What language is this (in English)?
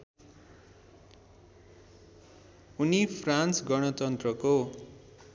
Nepali